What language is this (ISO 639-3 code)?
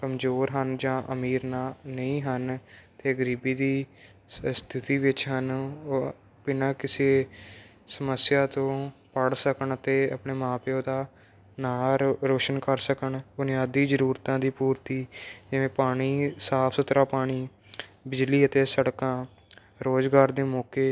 pan